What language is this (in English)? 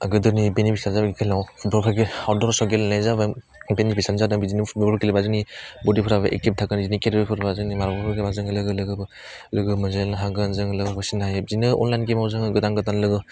Bodo